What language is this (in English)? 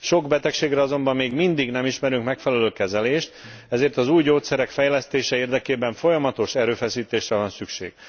Hungarian